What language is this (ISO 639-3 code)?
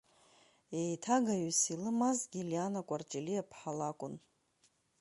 abk